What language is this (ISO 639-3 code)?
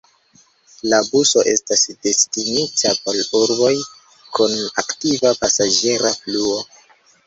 epo